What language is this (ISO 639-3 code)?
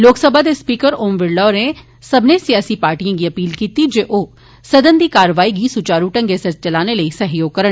doi